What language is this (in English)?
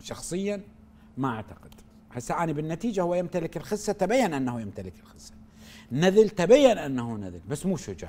Arabic